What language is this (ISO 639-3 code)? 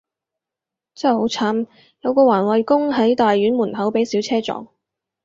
yue